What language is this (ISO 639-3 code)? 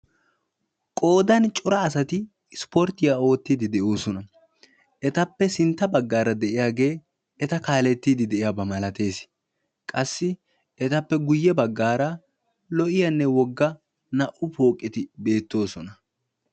wal